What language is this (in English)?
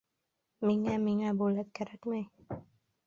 Bashkir